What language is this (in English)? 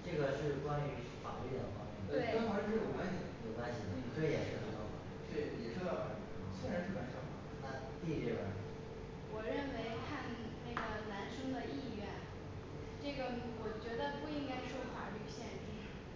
Chinese